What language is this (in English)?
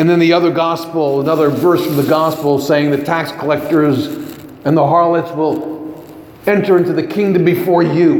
English